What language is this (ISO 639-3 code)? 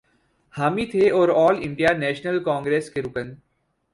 urd